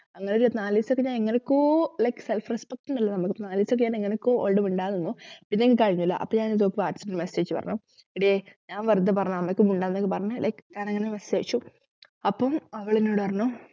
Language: Malayalam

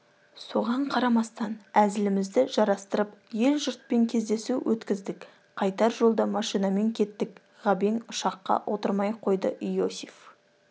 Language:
Kazakh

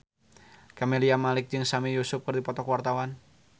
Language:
Sundanese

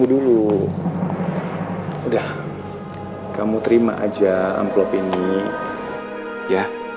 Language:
Indonesian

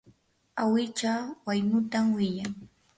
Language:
Yanahuanca Pasco Quechua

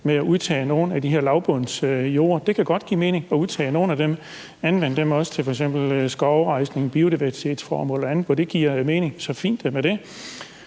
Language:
Danish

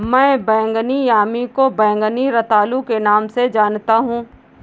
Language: Hindi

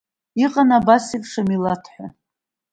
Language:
Abkhazian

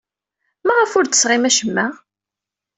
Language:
Kabyle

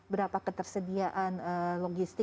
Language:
Indonesian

